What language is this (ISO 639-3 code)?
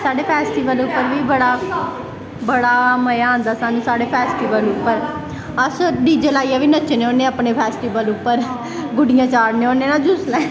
doi